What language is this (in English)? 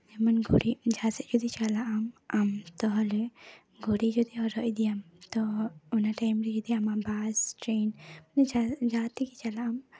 Santali